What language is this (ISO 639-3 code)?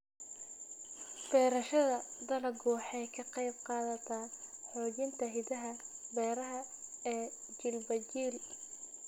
som